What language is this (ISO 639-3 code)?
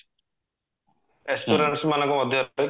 ori